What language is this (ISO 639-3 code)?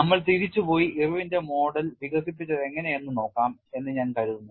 mal